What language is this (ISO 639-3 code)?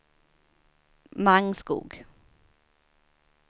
swe